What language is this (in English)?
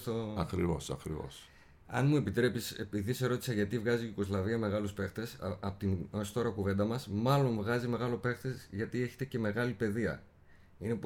Greek